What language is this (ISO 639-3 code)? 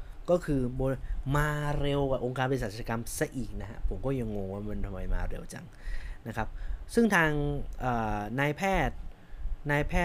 tha